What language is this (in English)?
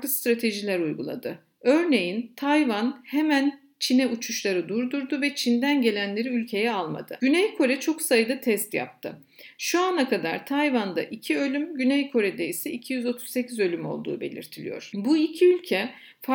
Turkish